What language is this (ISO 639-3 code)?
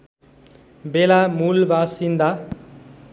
nep